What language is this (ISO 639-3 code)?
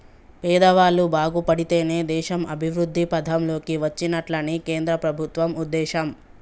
tel